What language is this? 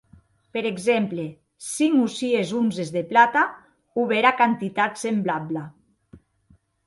Occitan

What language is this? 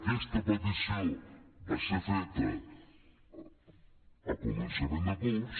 Catalan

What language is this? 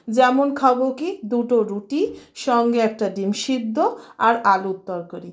Bangla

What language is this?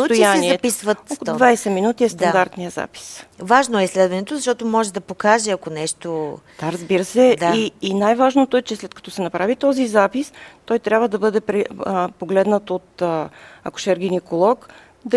Bulgarian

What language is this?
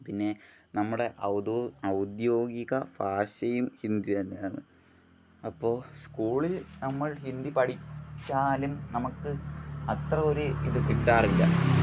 Malayalam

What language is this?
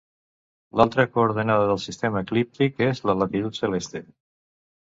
Catalan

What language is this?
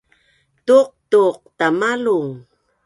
Bunun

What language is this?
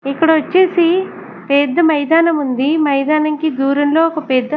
Telugu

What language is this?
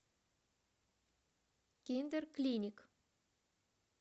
Russian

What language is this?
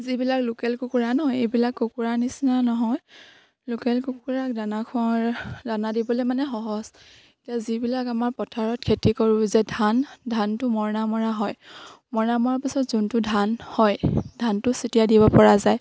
Assamese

